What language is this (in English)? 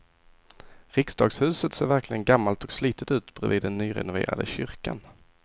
Swedish